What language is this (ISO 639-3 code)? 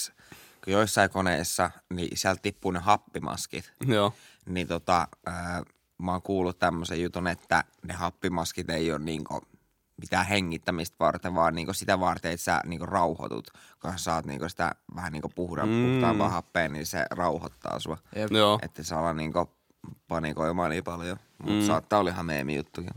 fin